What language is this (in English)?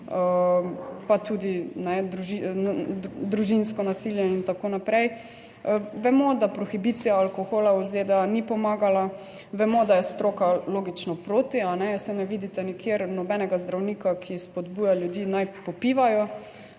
Slovenian